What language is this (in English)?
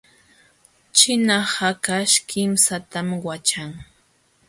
Jauja Wanca Quechua